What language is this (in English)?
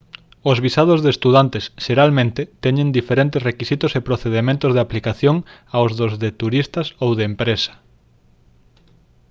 Galician